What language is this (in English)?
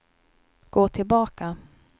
Swedish